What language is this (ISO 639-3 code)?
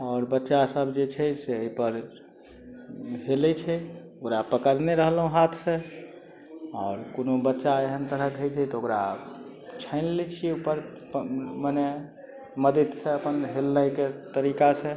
mai